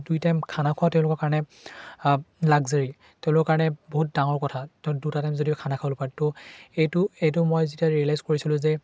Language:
Assamese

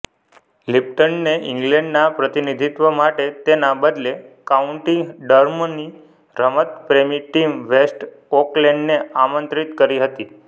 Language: Gujarati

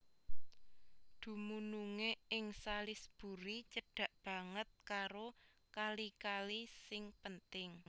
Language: Javanese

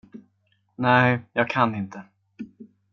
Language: Swedish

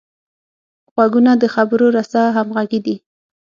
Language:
Pashto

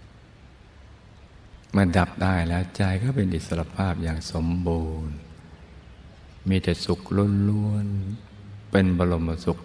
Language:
Thai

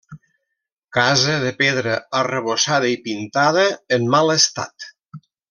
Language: Catalan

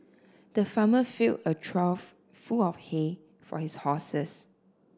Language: English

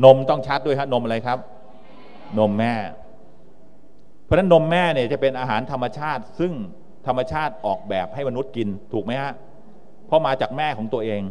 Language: Thai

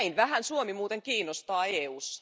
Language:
Finnish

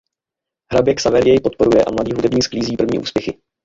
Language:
Czech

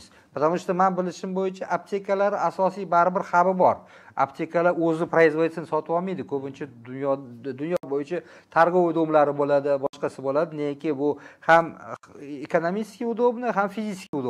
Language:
Turkish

